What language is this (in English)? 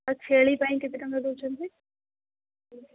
Odia